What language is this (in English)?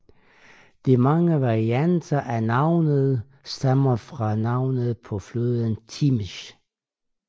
Danish